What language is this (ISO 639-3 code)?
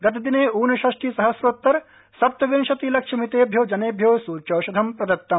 san